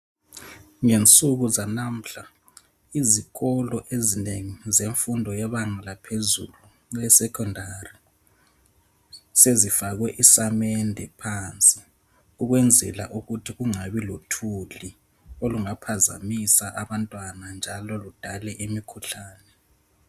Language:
North Ndebele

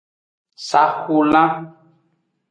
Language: Aja (Benin)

